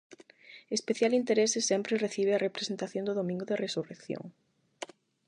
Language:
Galician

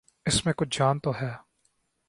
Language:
Urdu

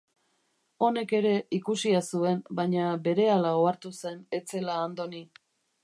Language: Basque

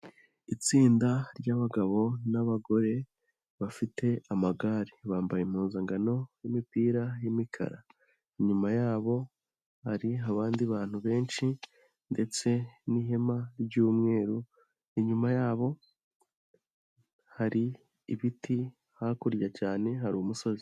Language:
Kinyarwanda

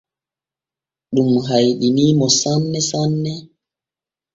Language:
Borgu Fulfulde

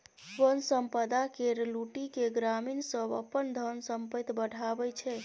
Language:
Maithili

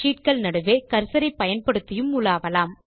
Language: Tamil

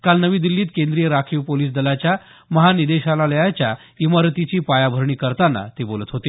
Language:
Marathi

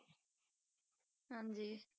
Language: Punjabi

